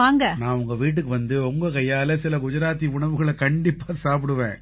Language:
Tamil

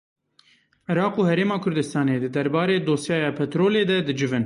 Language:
Kurdish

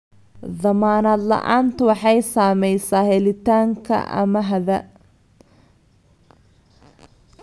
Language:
Somali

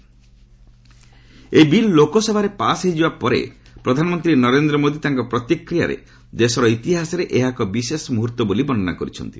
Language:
Odia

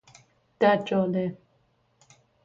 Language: Persian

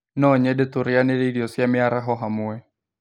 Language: Kikuyu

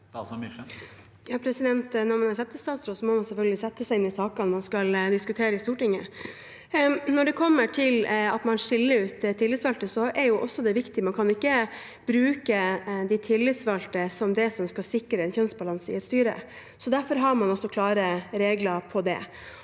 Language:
Norwegian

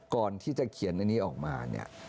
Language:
Thai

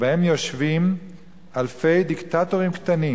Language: Hebrew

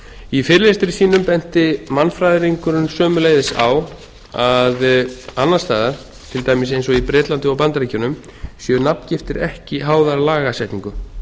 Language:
Icelandic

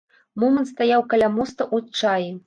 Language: Belarusian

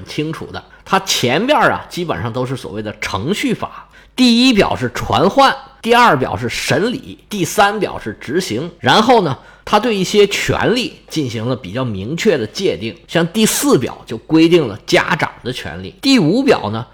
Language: Chinese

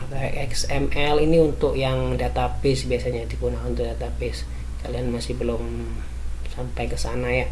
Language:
Indonesian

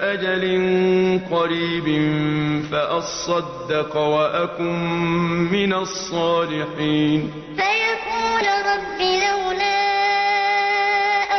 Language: Arabic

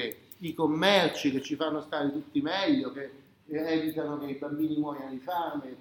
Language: Italian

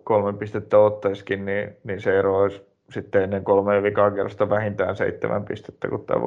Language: Finnish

